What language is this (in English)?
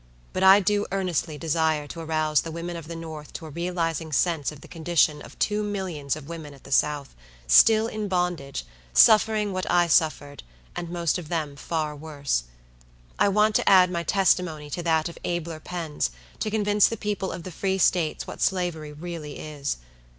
English